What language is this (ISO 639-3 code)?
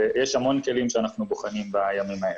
heb